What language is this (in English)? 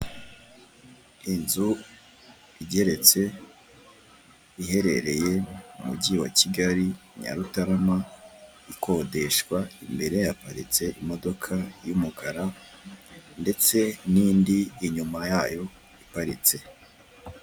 Kinyarwanda